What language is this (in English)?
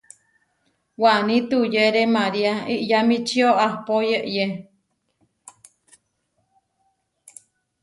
Huarijio